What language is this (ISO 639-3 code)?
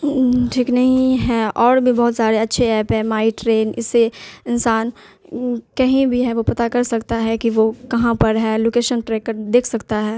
urd